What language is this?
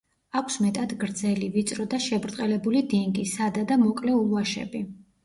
Georgian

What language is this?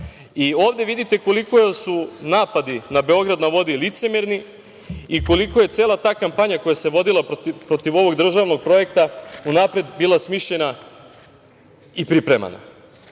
Serbian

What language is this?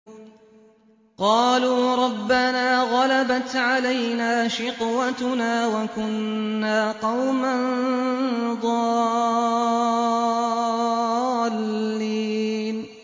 Arabic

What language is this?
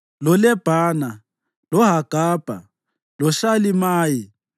North Ndebele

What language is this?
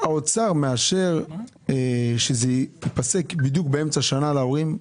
Hebrew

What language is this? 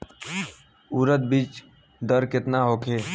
Bhojpuri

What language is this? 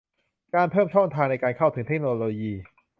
Thai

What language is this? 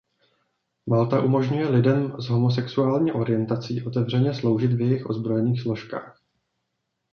Czech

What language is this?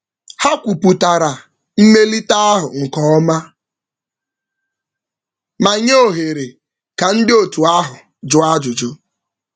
Igbo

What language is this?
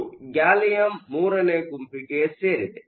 Kannada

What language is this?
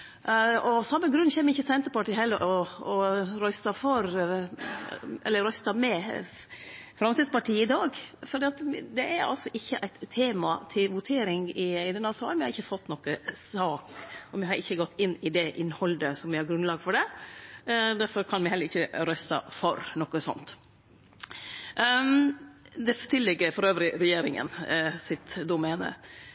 Norwegian Nynorsk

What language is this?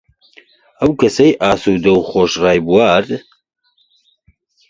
Central Kurdish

